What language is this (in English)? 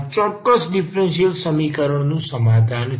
Gujarati